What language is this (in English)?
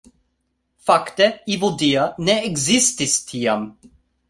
Esperanto